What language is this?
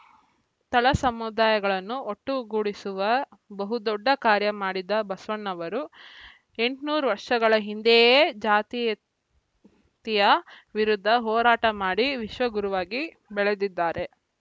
Kannada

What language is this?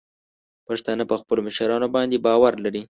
Pashto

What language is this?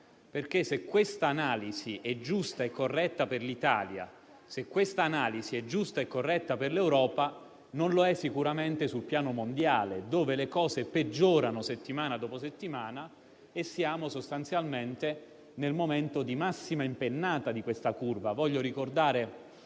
Italian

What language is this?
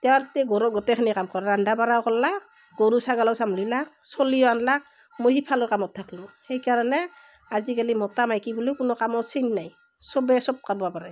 Assamese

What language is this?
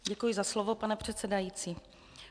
Czech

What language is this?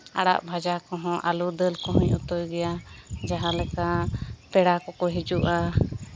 Santali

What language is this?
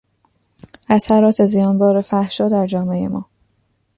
Persian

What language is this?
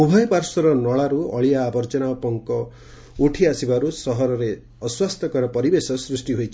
Odia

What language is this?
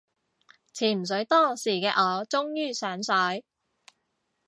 Cantonese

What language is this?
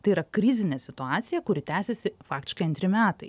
Lithuanian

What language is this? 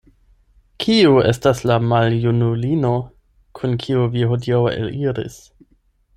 Esperanto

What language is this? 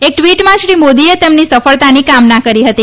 Gujarati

